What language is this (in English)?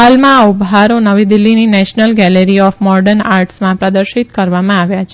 Gujarati